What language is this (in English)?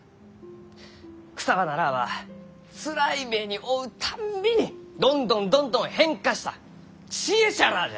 Japanese